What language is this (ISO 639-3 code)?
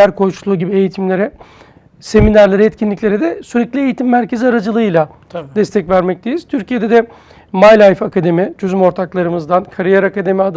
tur